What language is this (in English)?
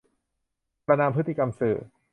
Thai